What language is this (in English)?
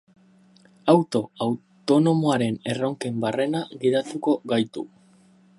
Basque